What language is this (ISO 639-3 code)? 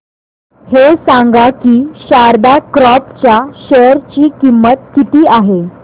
mar